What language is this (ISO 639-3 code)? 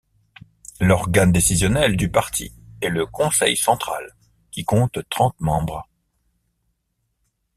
fra